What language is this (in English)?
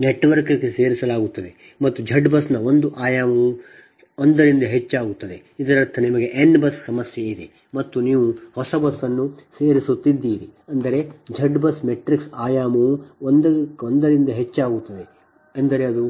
Kannada